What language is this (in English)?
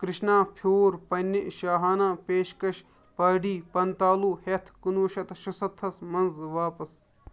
Kashmiri